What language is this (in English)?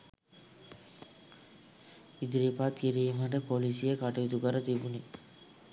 Sinhala